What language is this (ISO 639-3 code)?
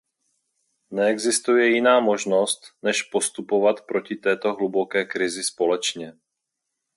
ces